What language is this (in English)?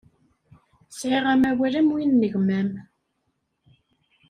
Kabyle